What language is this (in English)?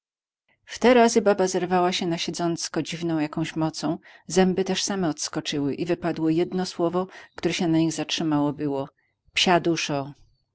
Polish